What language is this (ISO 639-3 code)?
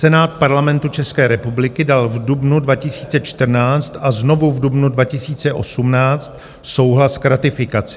ces